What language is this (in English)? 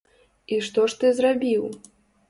Belarusian